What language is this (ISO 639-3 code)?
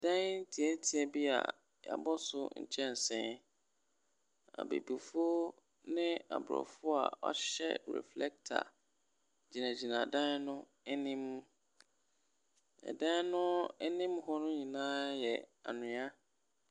aka